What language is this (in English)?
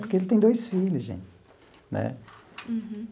Portuguese